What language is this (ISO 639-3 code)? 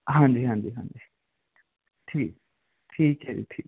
pan